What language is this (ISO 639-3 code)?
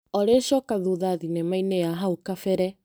kik